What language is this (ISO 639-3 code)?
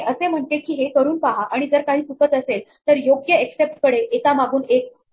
mar